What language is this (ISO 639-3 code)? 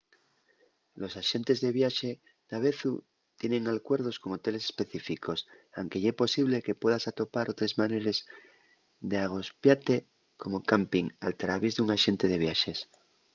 ast